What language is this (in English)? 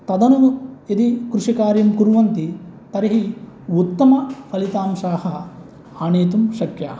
Sanskrit